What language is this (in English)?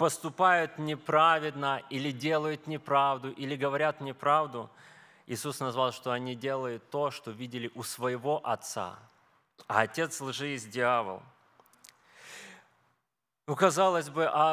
Russian